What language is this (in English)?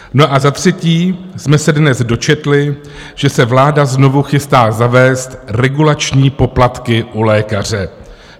Czech